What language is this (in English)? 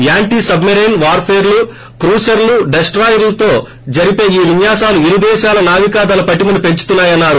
Telugu